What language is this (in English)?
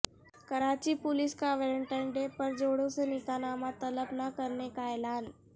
Urdu